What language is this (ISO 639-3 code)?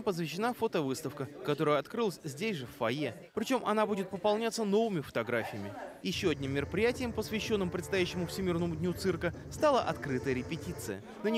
rus